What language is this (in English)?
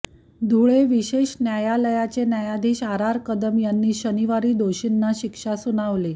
Marathi